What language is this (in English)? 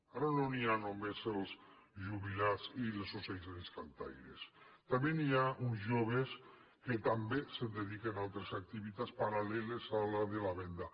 Catalan